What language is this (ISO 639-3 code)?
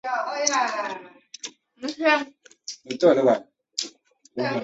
zho